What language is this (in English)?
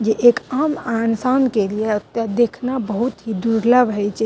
Maithili